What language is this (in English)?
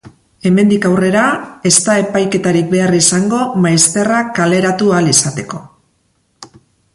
Basque